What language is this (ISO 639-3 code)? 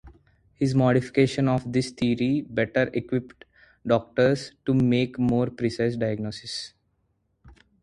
eng